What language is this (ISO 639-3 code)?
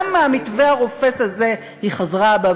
heb